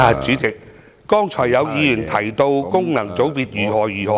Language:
Cantonese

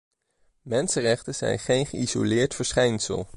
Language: Dutch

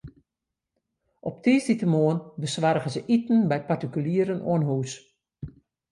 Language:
Western Frisian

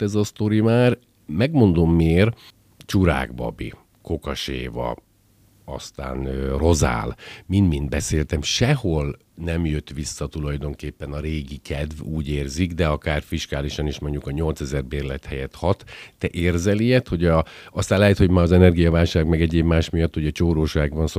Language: Hungarian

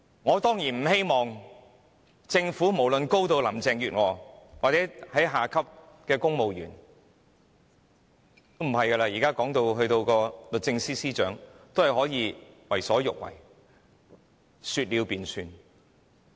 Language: Cantonese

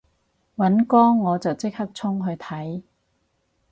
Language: Cantonese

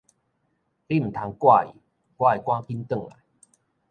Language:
Min Nan Chinese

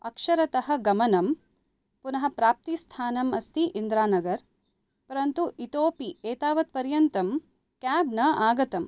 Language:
Sanskrit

